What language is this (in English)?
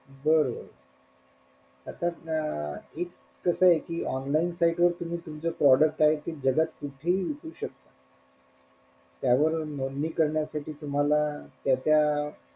Marathi